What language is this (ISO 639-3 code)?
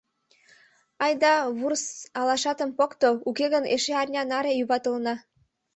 chm